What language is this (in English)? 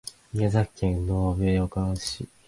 Japanese